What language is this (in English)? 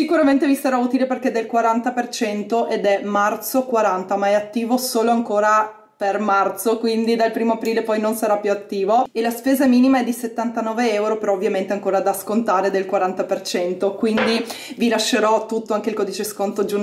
Italian